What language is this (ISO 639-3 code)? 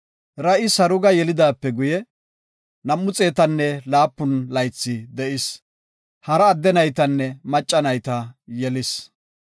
gof